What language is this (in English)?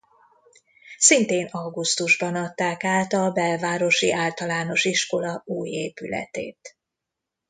Hungarian